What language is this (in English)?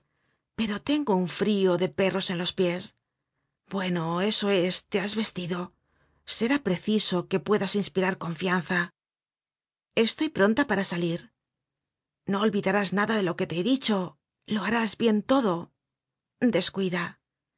Spanish